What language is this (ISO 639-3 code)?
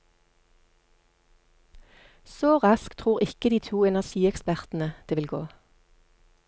nor